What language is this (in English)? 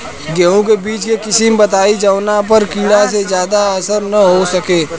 Bhojpuri